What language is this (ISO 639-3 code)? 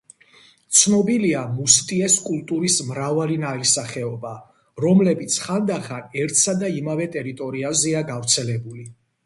kat